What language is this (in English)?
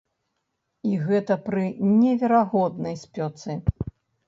Belarusian